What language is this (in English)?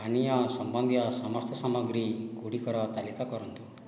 Odia